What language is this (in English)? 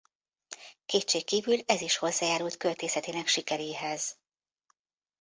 Hungarian